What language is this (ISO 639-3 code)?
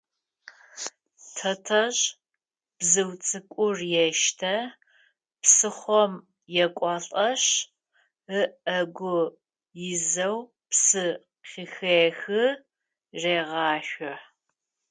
ady